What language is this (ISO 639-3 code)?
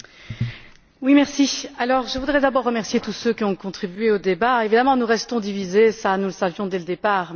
fra